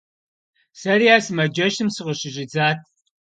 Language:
Kabardian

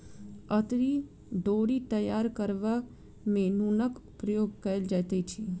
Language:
Maithili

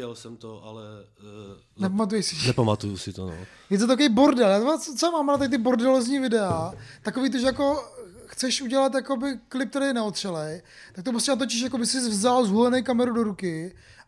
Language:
Czech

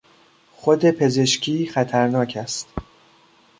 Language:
Persian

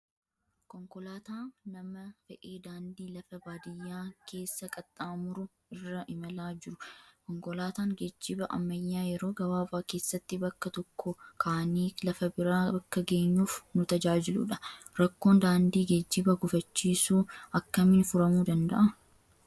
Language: Oromo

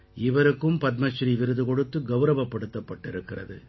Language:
Tamil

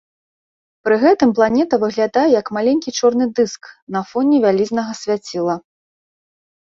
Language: Belarusian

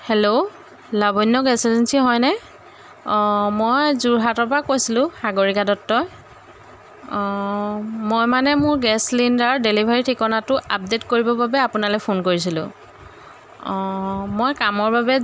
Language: Assamese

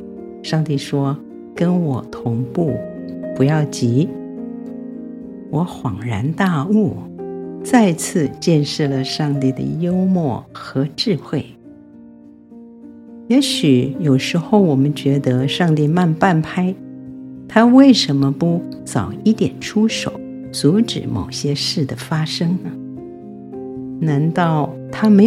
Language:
Chinese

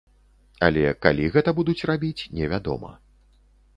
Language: Belarusian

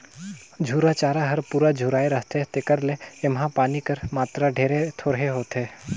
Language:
Chhattisgarhi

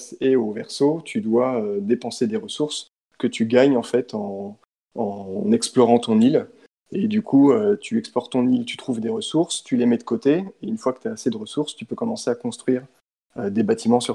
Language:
French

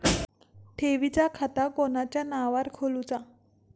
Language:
Marathi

